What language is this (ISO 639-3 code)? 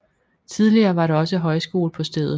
dan